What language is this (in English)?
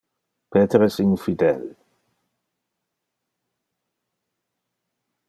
Interlingua